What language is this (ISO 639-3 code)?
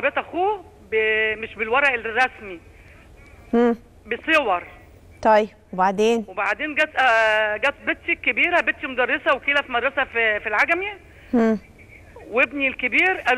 ara